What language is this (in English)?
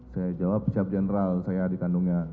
Indonesian